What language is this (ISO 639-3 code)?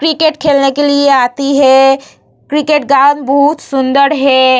hin